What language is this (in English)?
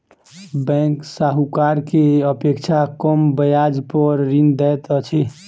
Maithili